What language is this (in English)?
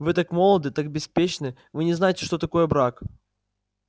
Russian